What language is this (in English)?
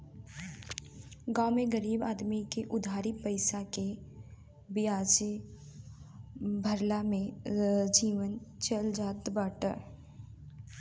Bhojpuri